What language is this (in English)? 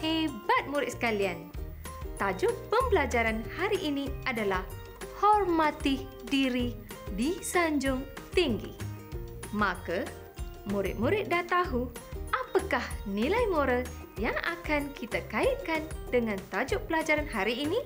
Malay